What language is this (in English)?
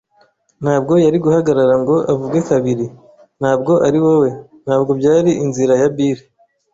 Kinyarwanda